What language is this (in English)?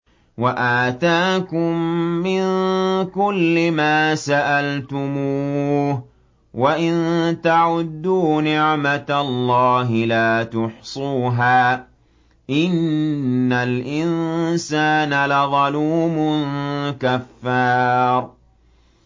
Arabic